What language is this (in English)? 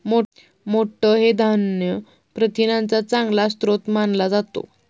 Marathi